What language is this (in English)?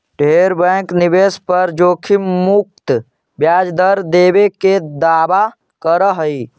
Magahi